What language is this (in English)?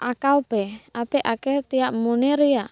Santali